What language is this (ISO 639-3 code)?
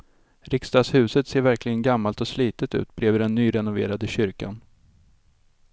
swe